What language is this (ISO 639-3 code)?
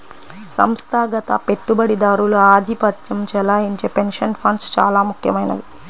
tel